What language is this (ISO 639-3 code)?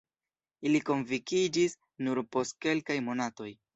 epo